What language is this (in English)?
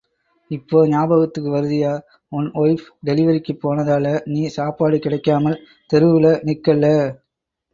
Tamil